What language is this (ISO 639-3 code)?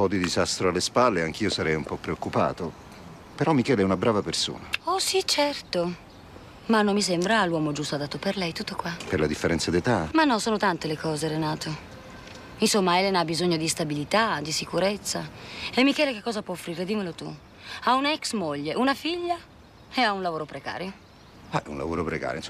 ita